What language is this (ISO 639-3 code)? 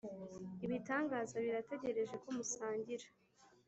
kin